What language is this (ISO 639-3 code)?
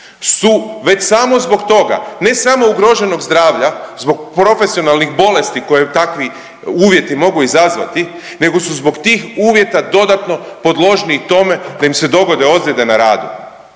hrv